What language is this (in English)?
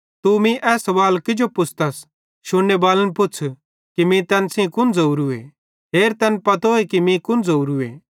Bhadrawahi